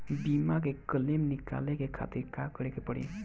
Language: Bhojpuri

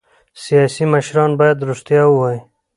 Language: Pashto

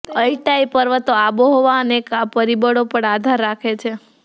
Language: Gujarati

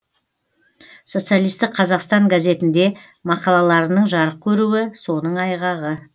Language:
Kazakh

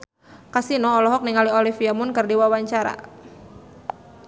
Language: Sundanese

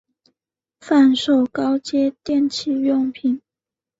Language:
Chinese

